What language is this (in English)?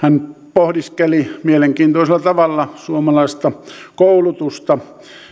Finnish